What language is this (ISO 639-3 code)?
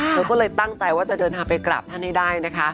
tha